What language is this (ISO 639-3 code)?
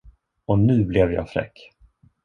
swe